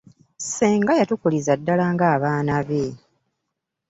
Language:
Ganda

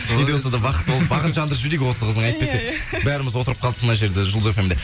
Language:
Kazakh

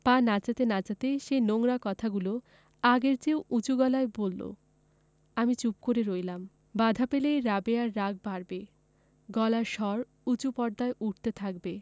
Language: Bangla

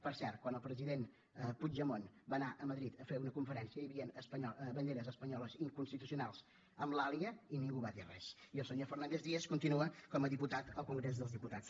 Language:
Catalan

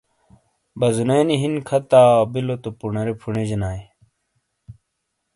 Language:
Shina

